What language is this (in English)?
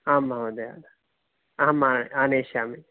Sanskrit